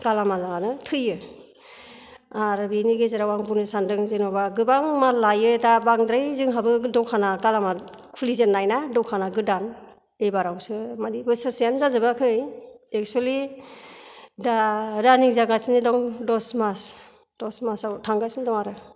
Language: Bodo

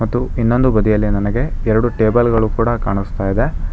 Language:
Kannada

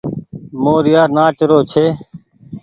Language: Goaria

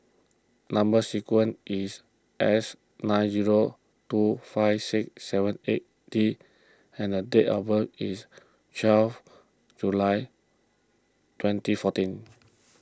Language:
English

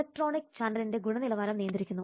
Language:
Malayalam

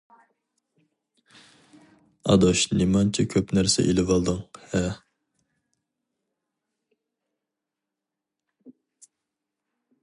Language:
Uyghur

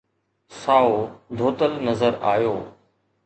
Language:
Sindhi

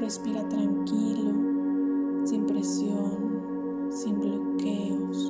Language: Spanish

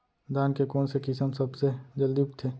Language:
Chhattisgarhi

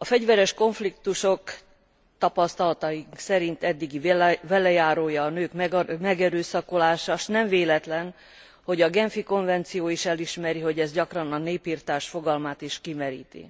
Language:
Hungarian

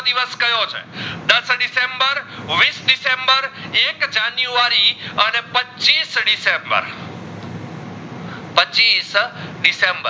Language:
Gujarati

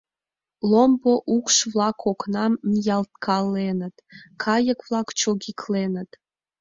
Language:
Mari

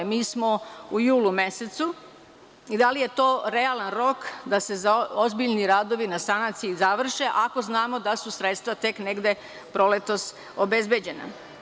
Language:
Serbian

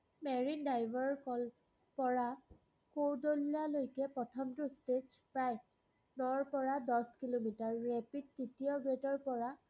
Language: Assamese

